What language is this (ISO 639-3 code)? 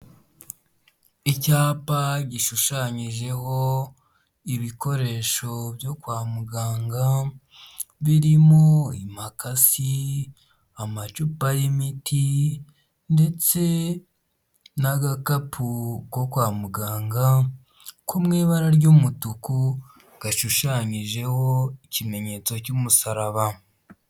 kin